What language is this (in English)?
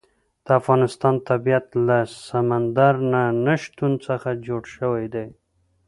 Pashto